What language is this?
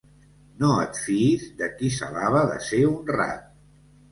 Catalan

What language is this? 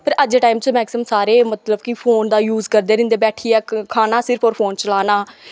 Dogri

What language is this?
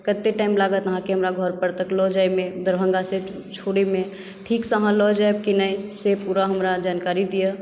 Maithili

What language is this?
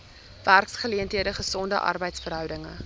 Afrikaans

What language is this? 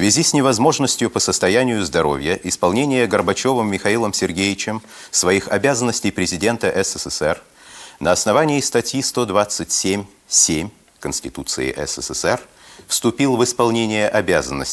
Russian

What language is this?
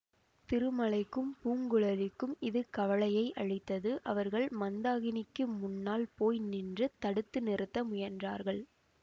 Tamil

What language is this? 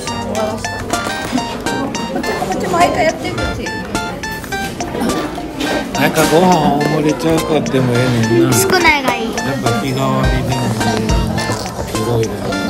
Japanese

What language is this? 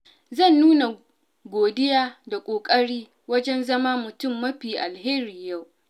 Hausa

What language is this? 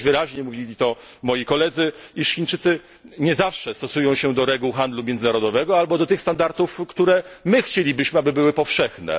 Polish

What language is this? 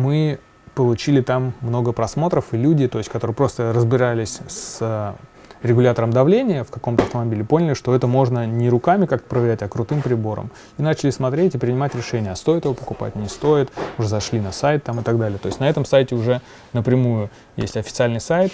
Russian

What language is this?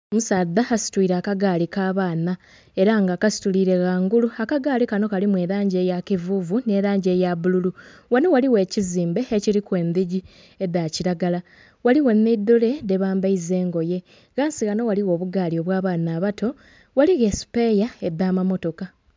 Soga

